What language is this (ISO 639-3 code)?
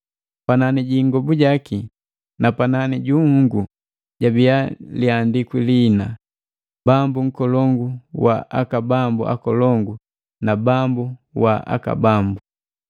mgv